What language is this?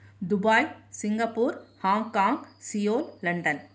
Sanskrit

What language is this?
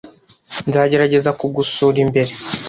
Kinyarwanda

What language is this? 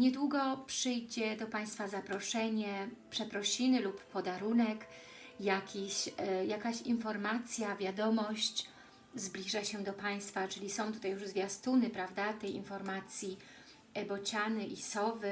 Polish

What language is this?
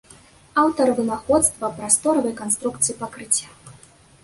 Belarusian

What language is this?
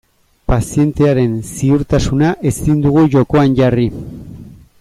Basque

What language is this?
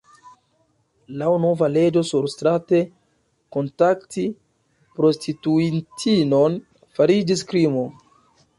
Esperanto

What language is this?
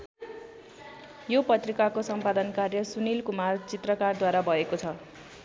Nepali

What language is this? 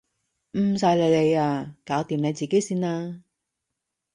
Cantonese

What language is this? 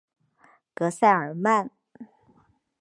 Chinese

